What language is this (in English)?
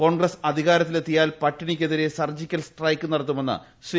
Malayalam